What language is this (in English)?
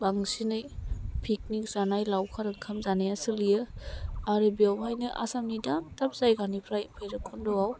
Bodo